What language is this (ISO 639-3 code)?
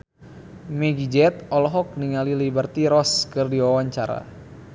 sun